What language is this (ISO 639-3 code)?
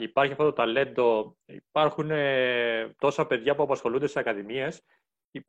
ell